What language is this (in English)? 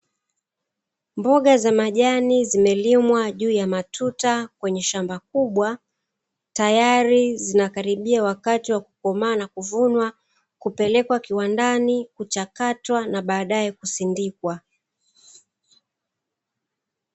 Swahili